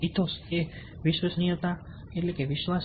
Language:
Gujarati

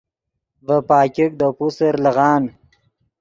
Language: Yidgha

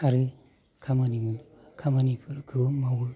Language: Bodo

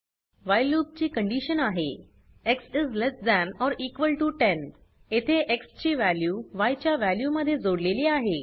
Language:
Marathi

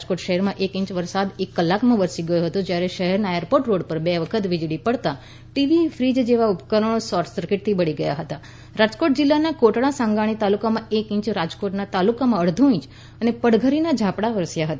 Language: Gujarati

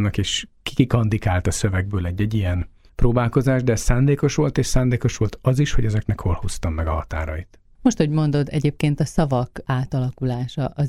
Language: Hungarian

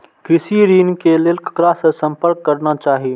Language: Maithili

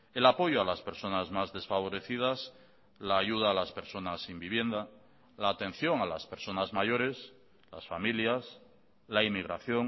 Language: Spanish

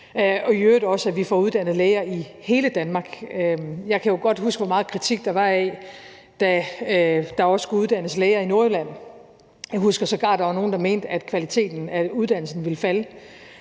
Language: Danish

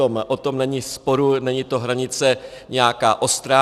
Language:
Czech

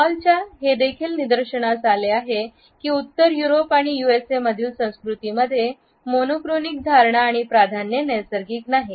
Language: Marathi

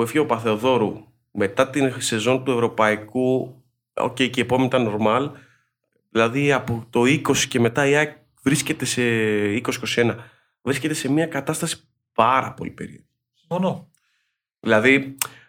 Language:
Greek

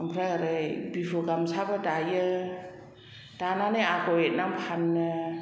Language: Bodo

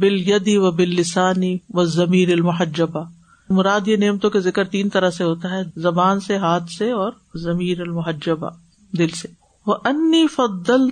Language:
Urdu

